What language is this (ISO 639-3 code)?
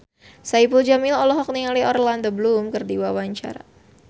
sun